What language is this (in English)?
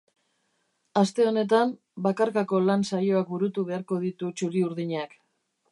Basque